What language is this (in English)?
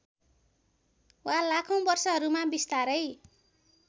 Nepali